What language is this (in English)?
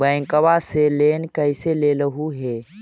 Magahi